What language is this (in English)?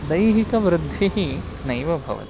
Sanskrit